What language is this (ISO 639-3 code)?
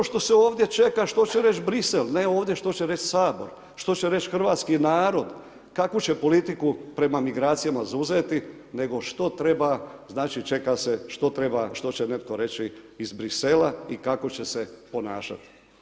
hrv